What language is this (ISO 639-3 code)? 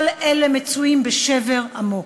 heb